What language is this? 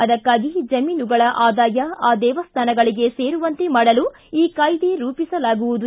Kannada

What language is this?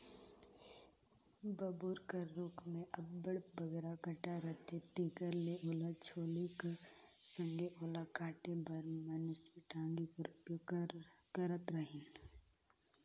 Chhattisgarhi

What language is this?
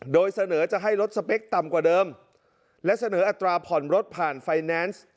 Thai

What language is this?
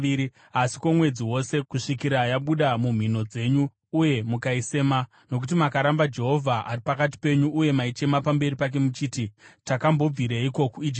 Shona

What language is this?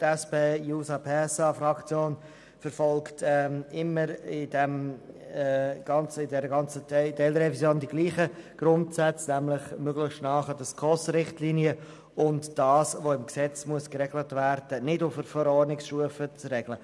Swiss German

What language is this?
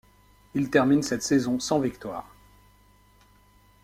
French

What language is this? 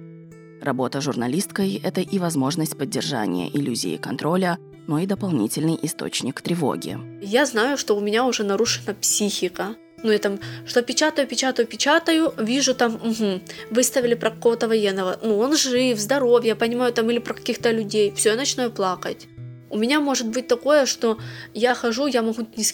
Russian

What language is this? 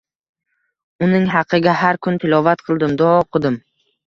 Uzbek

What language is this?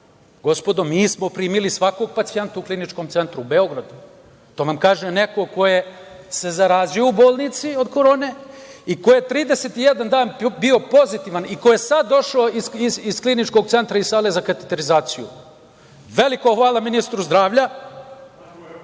Serbian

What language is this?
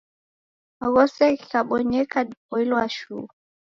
Taita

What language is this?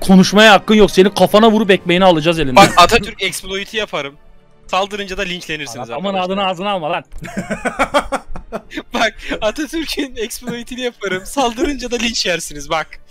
Turkish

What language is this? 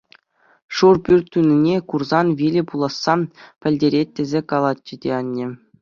Chuvash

